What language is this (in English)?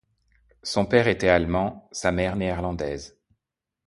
French